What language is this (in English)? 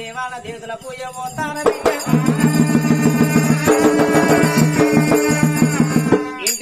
Arabic